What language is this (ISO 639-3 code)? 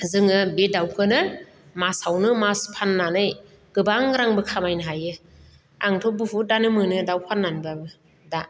brx